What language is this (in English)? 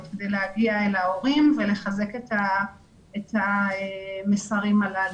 Hebrew